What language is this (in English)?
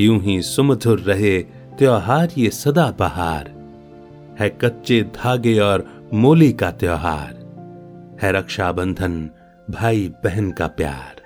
Hindi